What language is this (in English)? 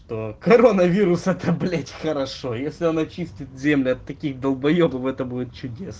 Russian